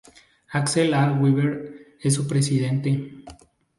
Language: Spanish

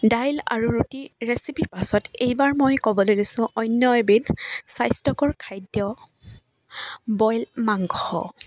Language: Assamese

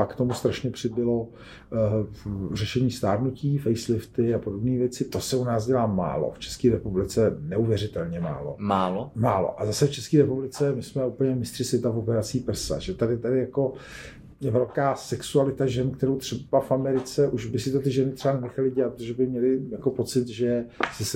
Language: Czech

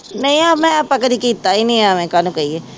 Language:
Punjabi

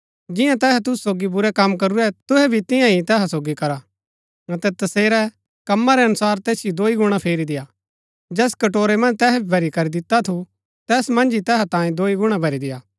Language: Gaddi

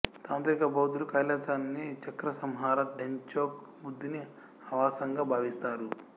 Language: Telugu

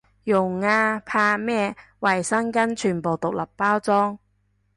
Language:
Cantonese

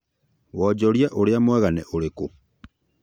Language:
Kikuyu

